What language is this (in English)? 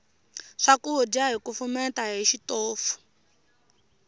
Tsonga